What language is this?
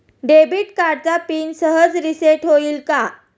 Marathi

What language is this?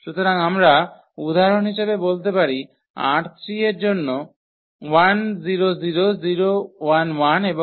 Bangla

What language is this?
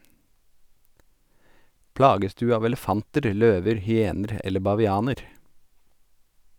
Norwegian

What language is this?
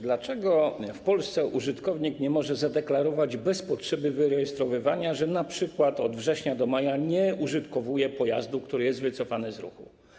Polish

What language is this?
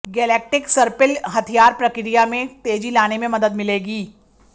Hindi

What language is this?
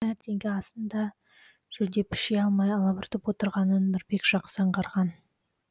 Kazakh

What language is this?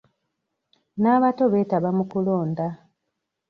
Ganda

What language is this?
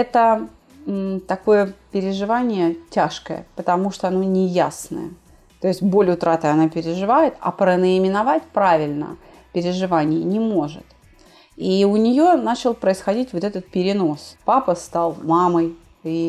Russian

